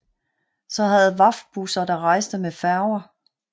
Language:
Danish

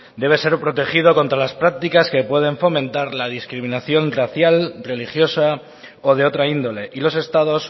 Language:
Spanish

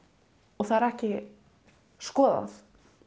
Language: Icelandic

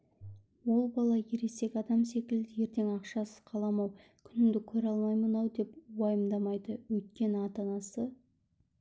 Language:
Kazakh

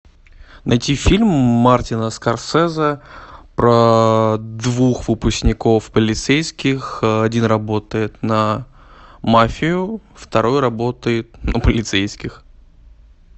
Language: Russian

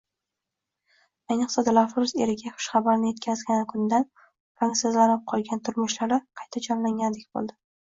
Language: Uzbek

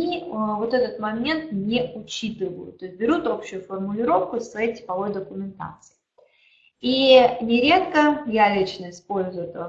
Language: Russian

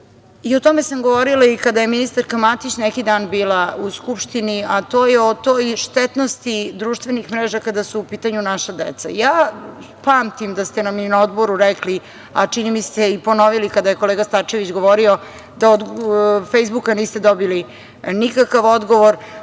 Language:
Serbian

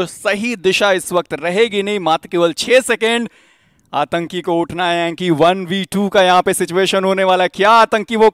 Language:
Hindi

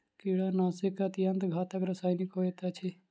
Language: Maithili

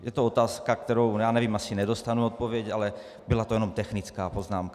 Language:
Czech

